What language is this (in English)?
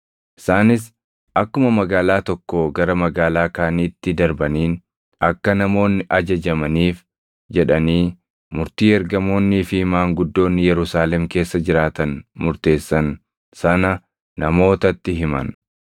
Oromo